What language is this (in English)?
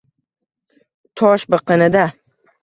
Uzbek